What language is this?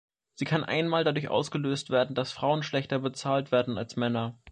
German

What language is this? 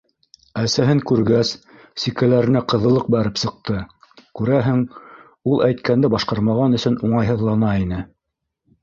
Bashkir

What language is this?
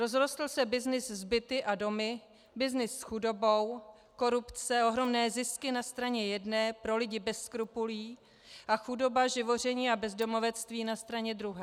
Czech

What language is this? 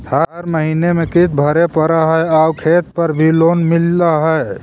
Magahi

